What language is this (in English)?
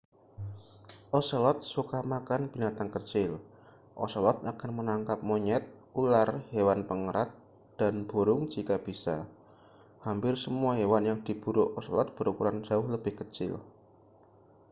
Indonesian